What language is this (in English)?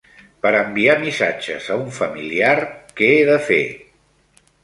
Catalan